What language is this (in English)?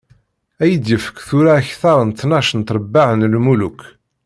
Kabyle